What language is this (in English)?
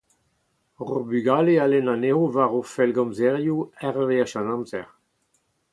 Breton